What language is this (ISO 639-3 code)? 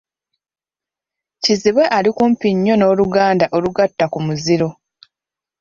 lug